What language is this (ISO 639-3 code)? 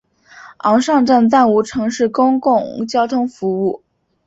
zho